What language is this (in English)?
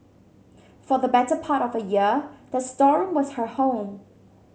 English